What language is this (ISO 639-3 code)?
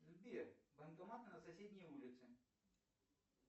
rus